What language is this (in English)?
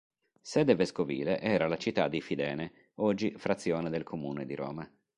Italian